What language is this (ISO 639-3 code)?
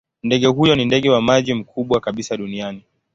swa